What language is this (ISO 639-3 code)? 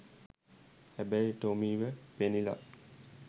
sin